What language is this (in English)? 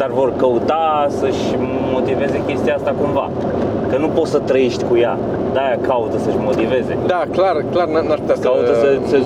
Romanian